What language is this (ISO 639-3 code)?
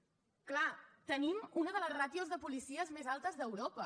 cat